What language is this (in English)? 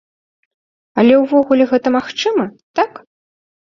Belarusian